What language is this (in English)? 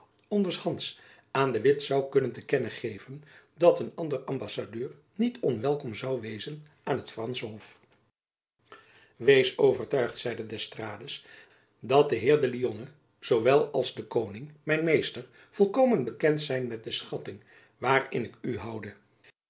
Dutch